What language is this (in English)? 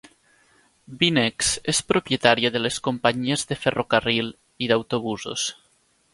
Catalan